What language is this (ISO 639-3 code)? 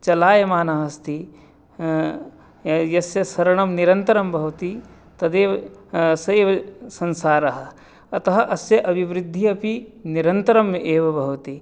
san